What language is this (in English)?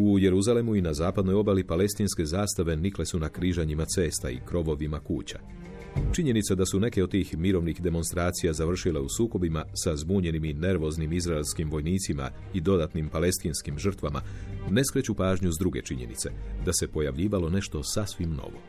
Croatian